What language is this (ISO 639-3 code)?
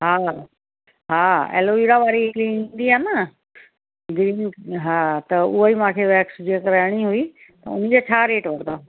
snd